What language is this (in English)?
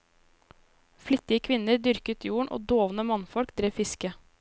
Norwegian